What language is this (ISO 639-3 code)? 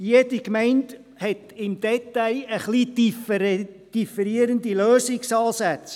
gsw